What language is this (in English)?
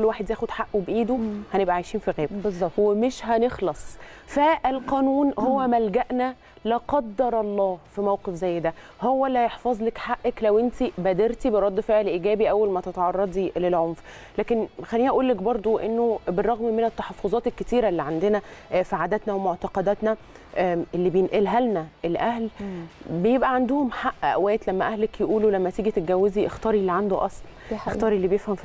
Arabic